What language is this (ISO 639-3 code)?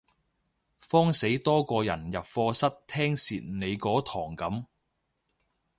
yue